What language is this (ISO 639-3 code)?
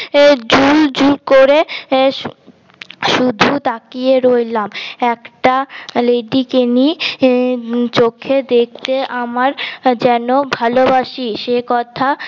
ben